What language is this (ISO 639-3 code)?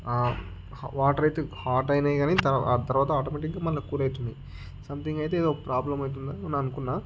tel